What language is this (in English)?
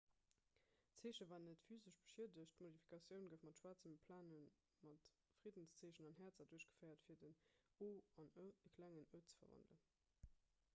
Luxembourgish